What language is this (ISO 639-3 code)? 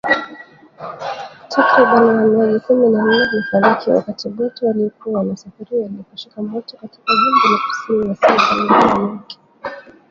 swa